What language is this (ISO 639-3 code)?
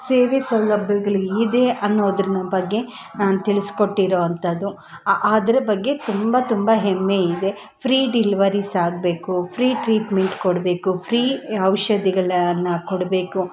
kan